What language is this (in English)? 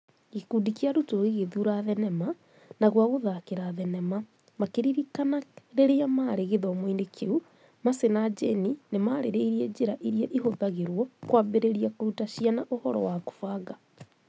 Kikuyu